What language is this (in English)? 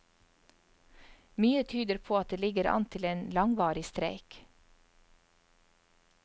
Norwegian